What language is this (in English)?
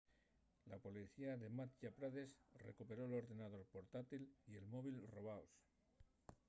Asturian